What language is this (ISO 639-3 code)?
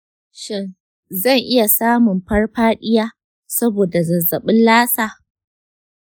hau